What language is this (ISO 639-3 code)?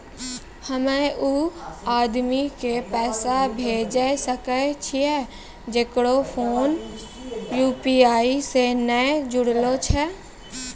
mai